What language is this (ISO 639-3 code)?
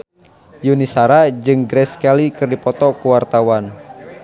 sun